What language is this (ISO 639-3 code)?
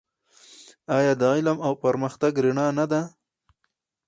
pus